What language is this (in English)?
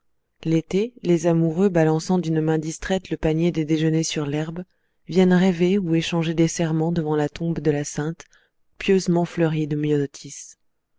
French